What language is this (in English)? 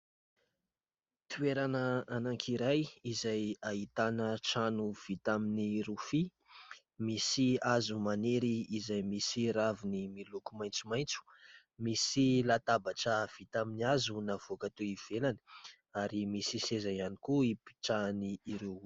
Malagasy